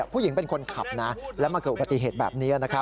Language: Thai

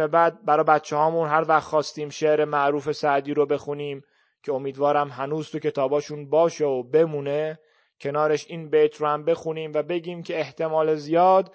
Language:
Persian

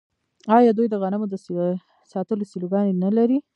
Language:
Pashto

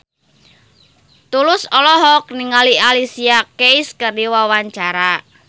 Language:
Sundanese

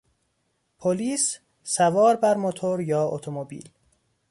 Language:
Persian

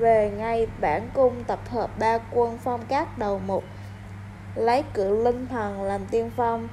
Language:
Vietnamese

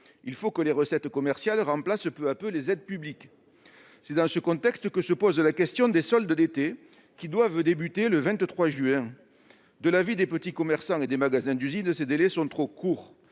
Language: French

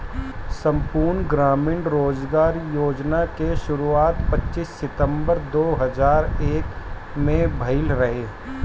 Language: Bhojpuri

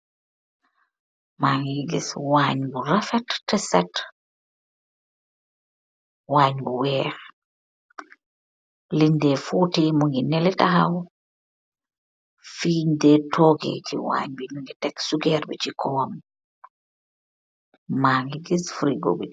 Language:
Wolof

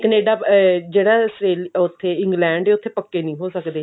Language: Punjabi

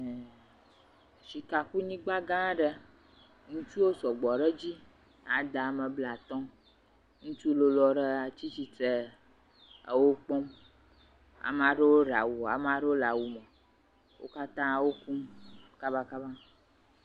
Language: Ewe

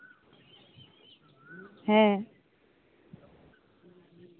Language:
Santali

